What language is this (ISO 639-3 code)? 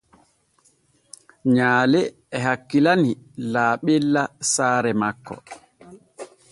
fue